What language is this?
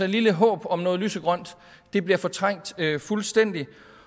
Danish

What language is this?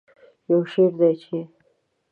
Pashto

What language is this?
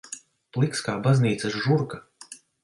Latvian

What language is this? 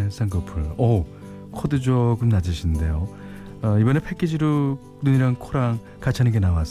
Korean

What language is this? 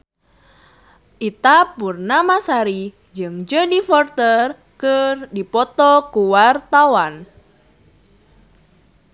Sundanese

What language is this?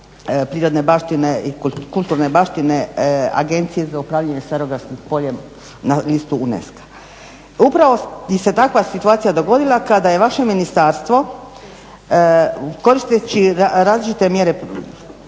Croatian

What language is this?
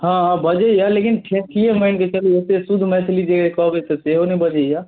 Maithili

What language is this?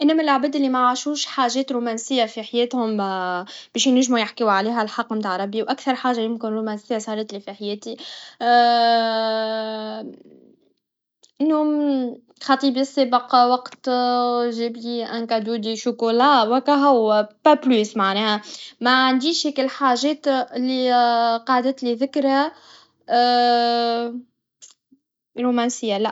Tunisian Arabic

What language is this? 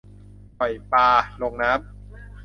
Thai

